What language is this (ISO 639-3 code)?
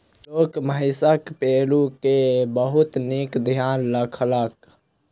mai